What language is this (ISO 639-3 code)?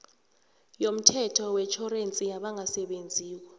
nbl